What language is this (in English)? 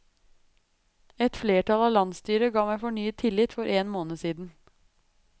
Norwegian